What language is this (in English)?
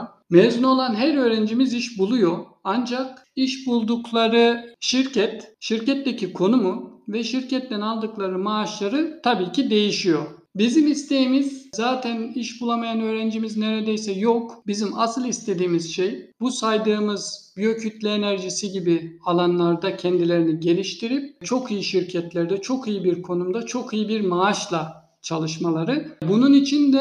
Turkish